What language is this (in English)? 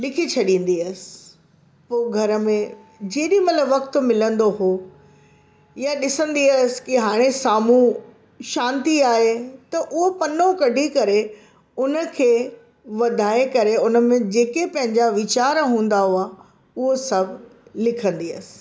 Sindhi